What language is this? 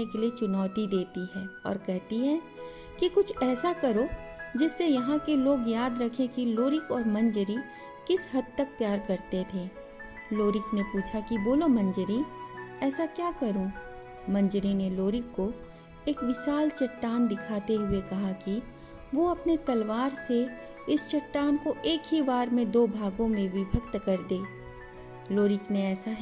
Hindi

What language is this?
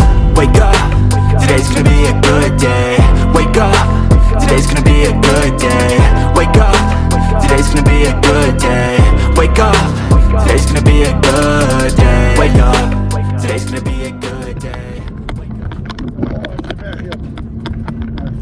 Dutch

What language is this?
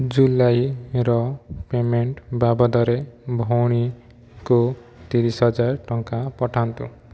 Odia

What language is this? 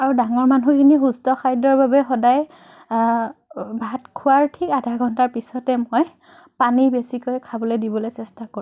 Assamese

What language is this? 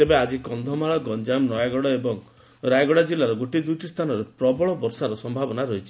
Odia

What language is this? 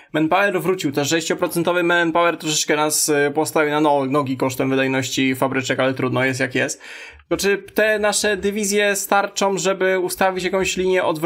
Polish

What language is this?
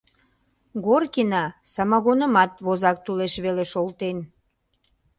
Mari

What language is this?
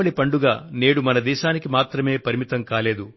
Telugu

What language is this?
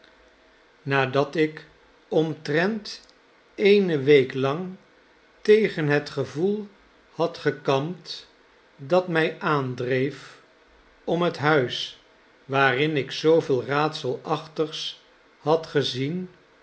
Dutch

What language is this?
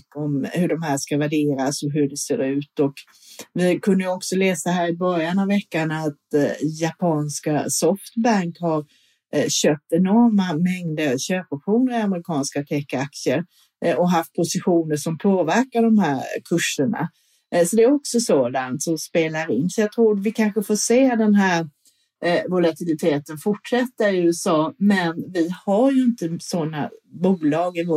Swedish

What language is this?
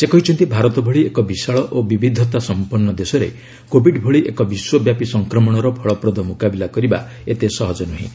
Odia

